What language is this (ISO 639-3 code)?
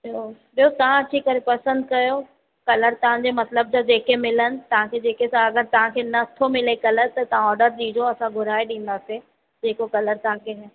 snd